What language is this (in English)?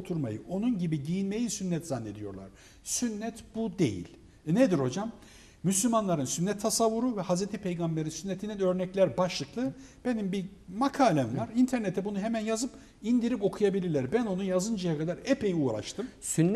Turkish